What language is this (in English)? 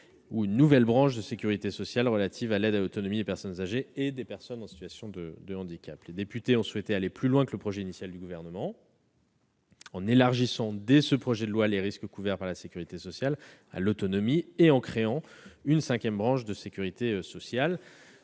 French